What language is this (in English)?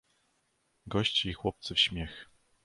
Polish